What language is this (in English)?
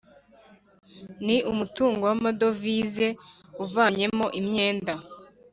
Kinyarwanda